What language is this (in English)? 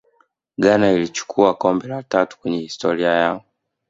Swahili